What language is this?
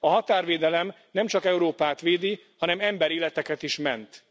Hungarian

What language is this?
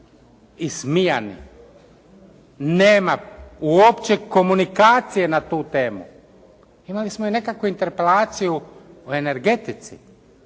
Croatian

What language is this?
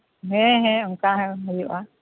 Santali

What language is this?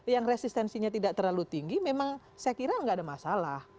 Indonesian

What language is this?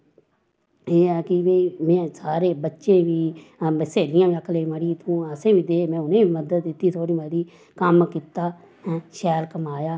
Dogri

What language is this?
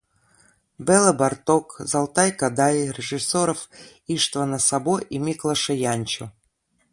Russian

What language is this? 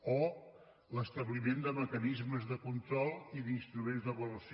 Catalan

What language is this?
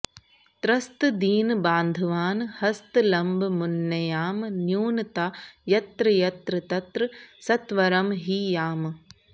Sanskrit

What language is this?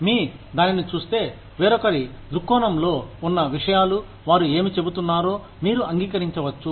Telugu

